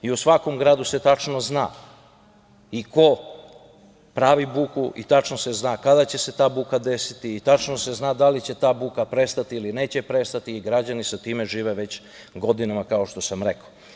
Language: Serbian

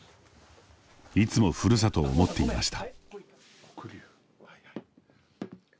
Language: Japanese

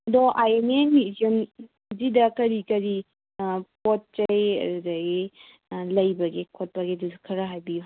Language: Manipuri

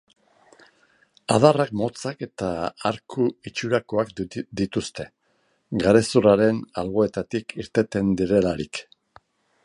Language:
Basque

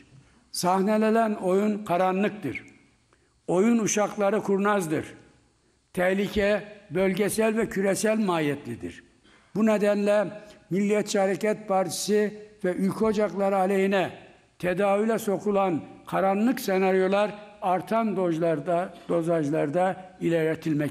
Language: Turkish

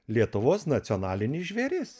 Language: Lithuanian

